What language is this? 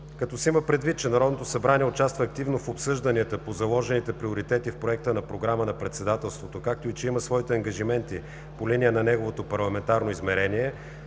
Bulgarian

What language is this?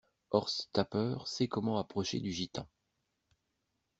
French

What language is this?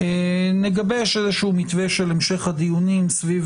Hebrew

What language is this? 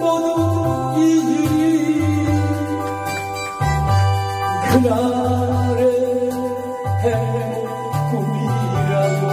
Korean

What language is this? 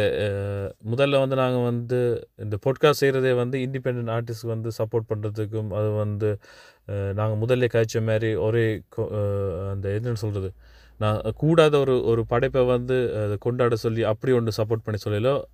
Tamil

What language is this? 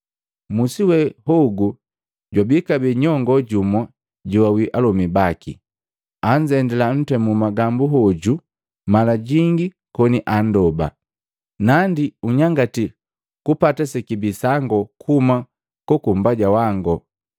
Matengo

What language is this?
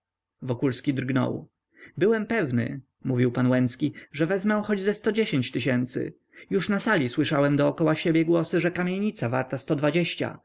Polish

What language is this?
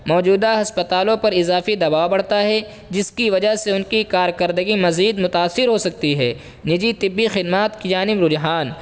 Urdu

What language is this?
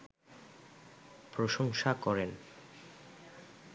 Bangla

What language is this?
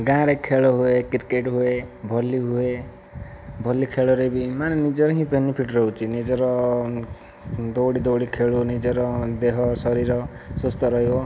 Odia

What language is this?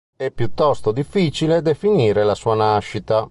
Italian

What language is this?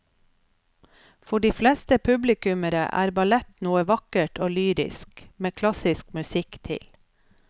Norwegian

